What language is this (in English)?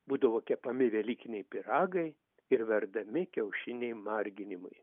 Lithuanian